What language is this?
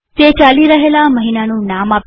Gujarati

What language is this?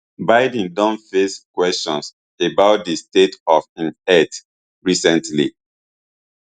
Nigerian Pidgin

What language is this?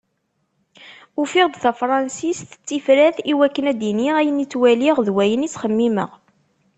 Kabyle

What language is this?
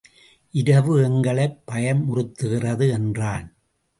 Tamil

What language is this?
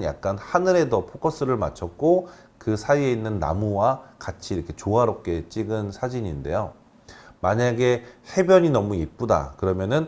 Korean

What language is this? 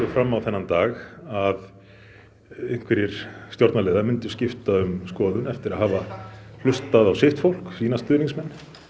Icelandic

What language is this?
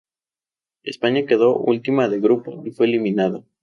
Spanish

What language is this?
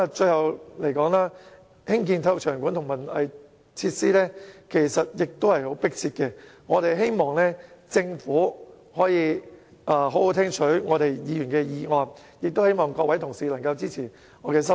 Cantonese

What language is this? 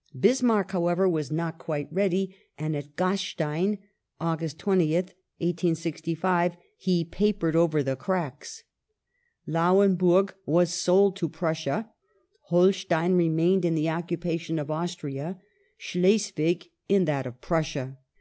English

